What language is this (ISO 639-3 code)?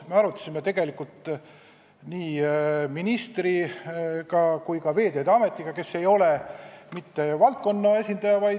est